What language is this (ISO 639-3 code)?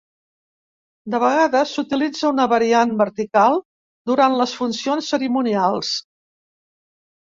cat